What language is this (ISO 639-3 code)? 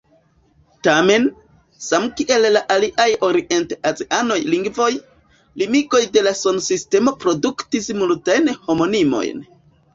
epo